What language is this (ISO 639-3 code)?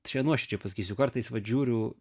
lit